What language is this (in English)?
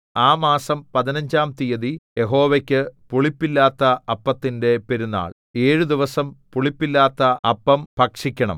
Malayalam